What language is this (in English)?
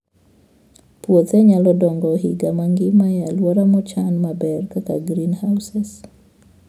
Luo (Kenya and Tanzania)